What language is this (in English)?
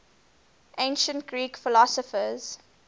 English